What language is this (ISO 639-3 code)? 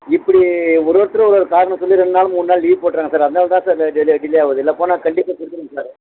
tam